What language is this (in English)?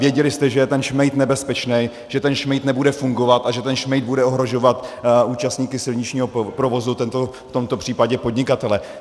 Czech